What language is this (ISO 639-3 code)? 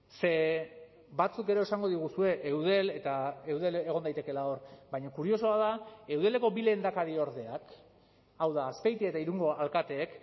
eus